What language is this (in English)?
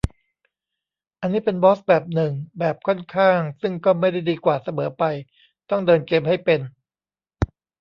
Thai